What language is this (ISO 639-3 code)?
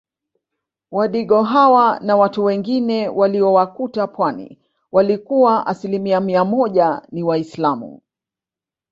swa